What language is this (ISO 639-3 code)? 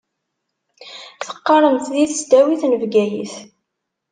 kab